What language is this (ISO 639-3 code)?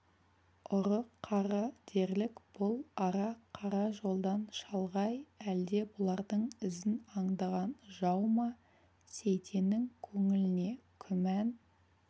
kaz